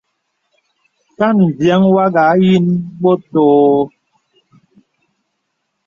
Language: Bebele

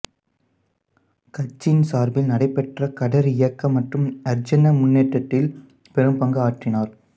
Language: Tamil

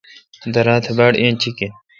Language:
Kalkoti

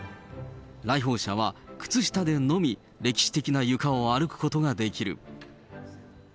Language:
Japanese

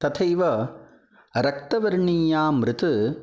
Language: Sanskrit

